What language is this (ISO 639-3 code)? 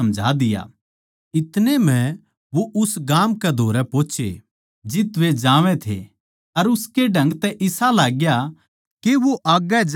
bgc